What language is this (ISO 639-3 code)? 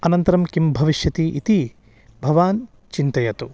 san